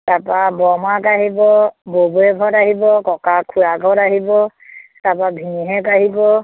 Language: Assamese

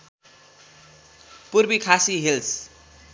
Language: Nepali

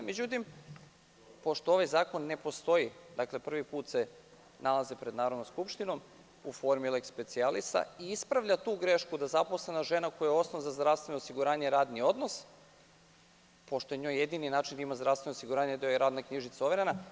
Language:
Serbian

